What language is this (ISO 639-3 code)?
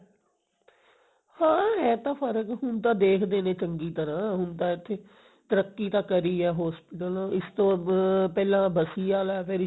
pan